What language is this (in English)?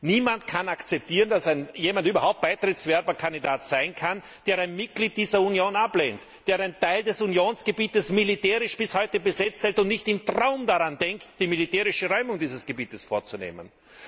German